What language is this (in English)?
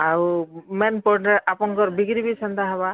Odia